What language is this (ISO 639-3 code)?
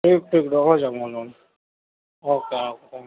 urd